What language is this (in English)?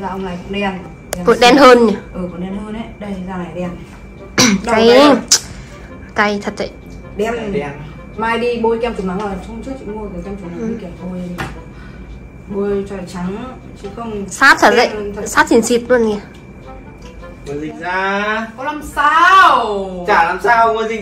Vietnamese